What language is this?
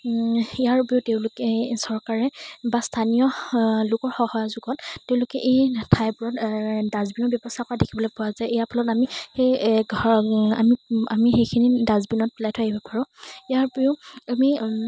Assamese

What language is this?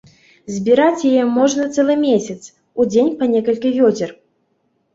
Belarusian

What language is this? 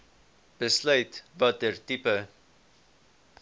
Afrikaans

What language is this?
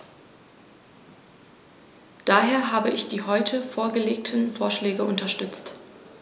German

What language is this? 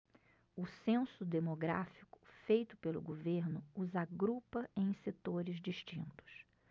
Portuguese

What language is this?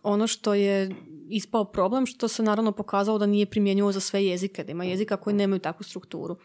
Croatian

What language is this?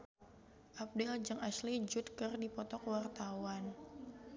Sundanese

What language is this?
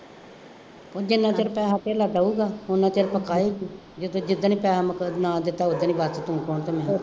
Punjabi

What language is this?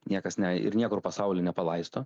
Lithuanian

